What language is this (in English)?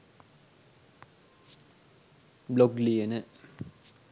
Sinhala